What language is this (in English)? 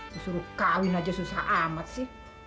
Indonesian